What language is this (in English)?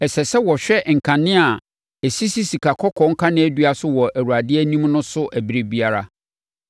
Akan